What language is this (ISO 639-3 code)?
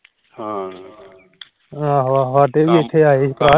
pan